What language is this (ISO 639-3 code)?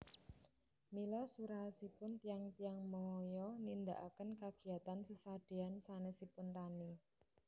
jav